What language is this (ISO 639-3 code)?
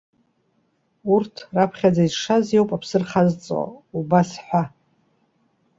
abk